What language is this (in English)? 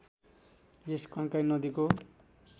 Nepali